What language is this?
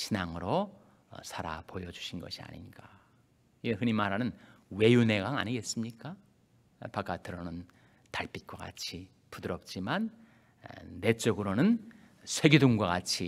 Korean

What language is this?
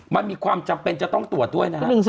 Thai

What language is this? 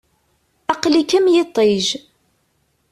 Kabyle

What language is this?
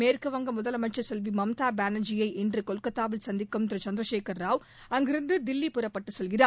Tamil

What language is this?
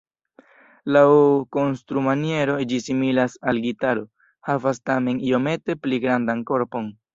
Esperanto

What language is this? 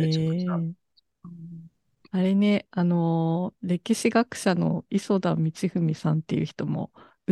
Japanese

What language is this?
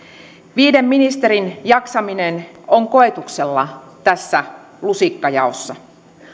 Finnish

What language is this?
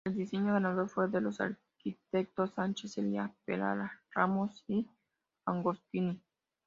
Spanish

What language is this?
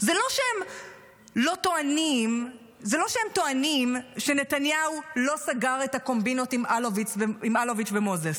Hebrew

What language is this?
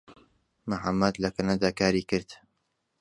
Central Kurdish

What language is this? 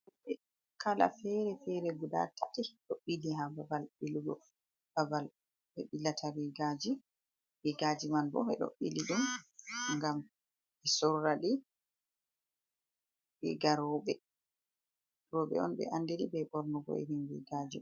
Fula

